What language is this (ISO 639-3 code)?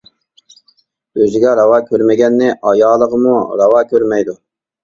uig